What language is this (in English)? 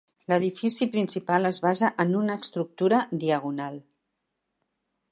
Catalan